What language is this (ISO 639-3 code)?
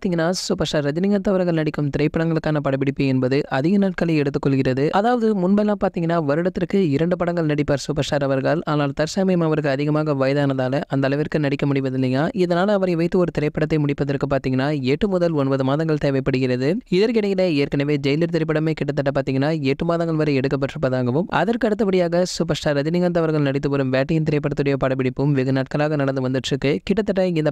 ind